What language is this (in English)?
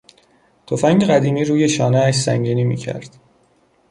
Persian